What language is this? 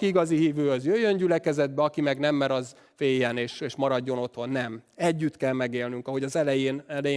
Hungarian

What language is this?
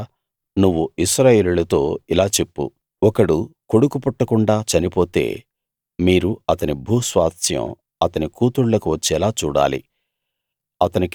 Telugu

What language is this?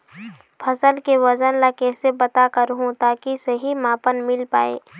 Chhattisgarhi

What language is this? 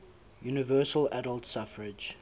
English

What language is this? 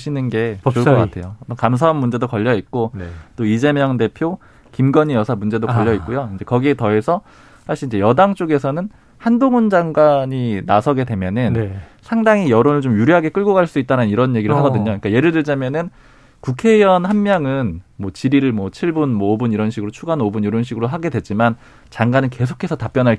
Korean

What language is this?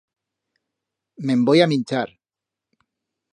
Aragonese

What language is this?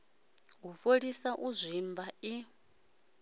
Venda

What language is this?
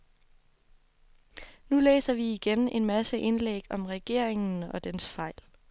Danish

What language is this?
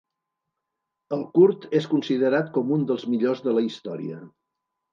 Catalan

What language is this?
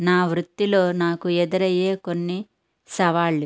Telugu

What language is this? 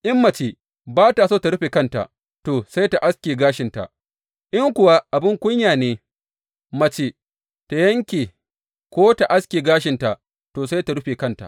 Hausa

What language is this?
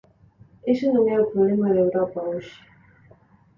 Galician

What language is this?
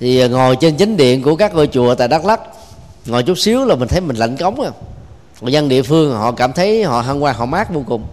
Vietnamese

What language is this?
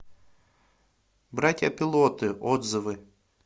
Russian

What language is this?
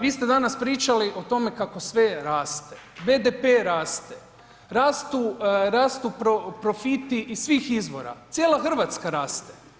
Croatian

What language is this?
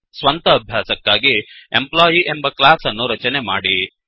Kannada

